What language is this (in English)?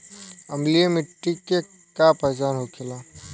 Bhojpuri